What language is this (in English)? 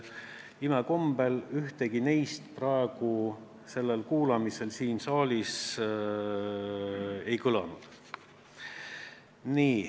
Estonian